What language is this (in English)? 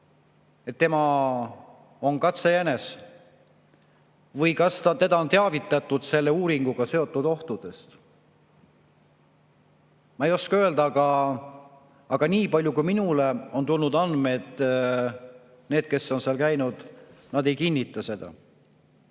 Estonian